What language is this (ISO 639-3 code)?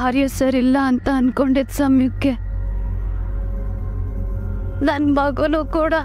ron